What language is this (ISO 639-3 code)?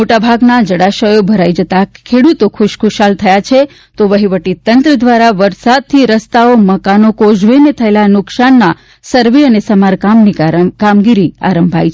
guj